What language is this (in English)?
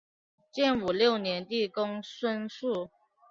Chinese